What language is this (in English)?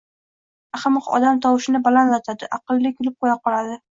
Uzbek